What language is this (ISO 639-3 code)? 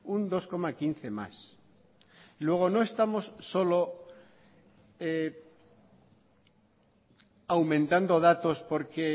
spa